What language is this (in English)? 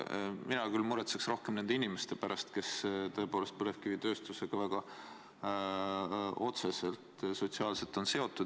Estonian